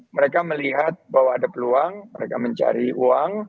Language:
Indonesian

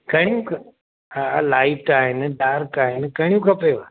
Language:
Sindhi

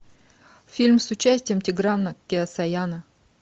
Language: Russian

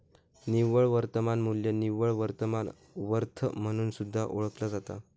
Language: Marathi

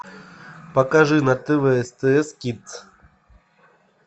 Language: Russian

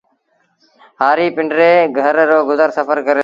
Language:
Sindhi Bhil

